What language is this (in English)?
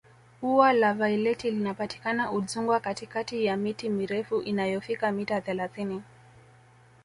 Swahili